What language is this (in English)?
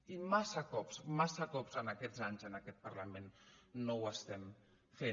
Catalan